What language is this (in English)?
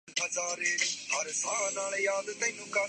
Urdu